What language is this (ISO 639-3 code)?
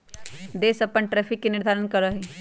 mag